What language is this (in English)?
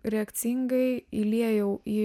Lithuanian